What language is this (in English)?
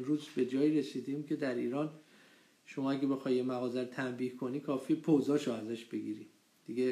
Persian